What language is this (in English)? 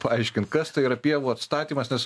Lithuanian